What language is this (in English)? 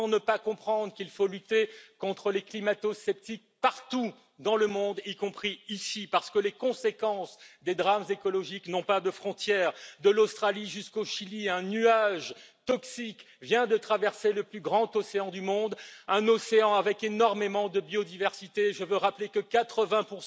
French